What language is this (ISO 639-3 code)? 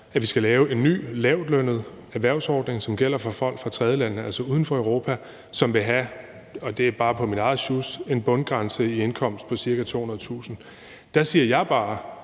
dan